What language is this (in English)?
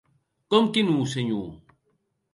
Occitan